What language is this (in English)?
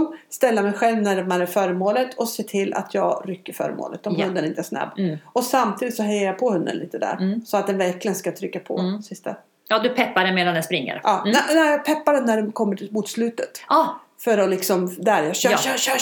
Swedish